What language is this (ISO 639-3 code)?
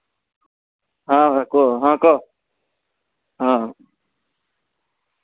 ori